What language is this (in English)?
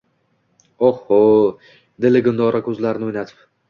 Uzbek